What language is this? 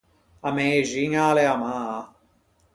Ligurian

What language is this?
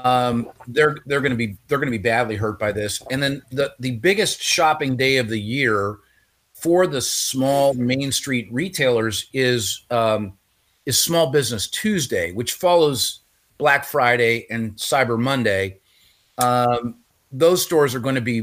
English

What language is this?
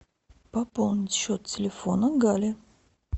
Russian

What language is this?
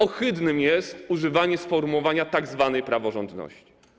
Polish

